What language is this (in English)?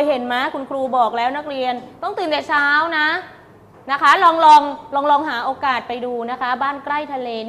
Thai